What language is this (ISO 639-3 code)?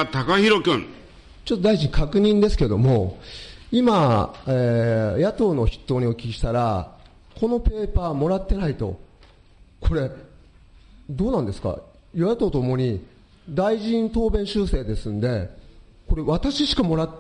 jpn